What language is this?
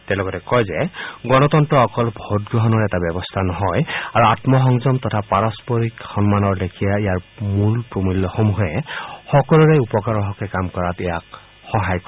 Assamese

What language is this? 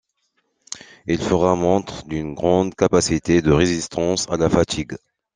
French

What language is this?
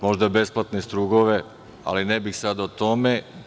Serbian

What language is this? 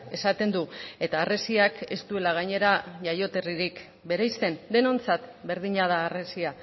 Basque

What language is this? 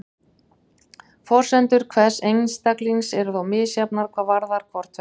Icelandic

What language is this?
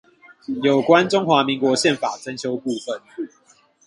Chinese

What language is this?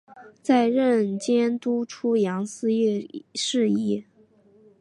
Chinese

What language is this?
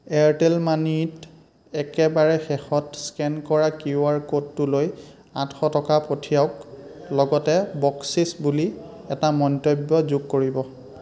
Assamese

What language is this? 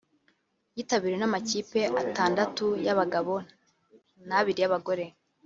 Kinyarwanda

